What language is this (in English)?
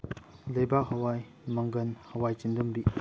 Manipuri